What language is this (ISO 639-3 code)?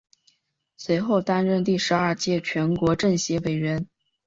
zho